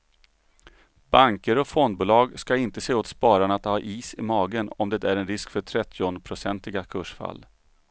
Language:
Swedish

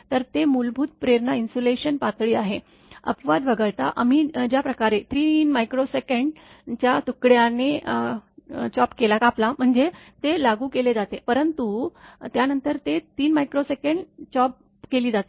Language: Marathi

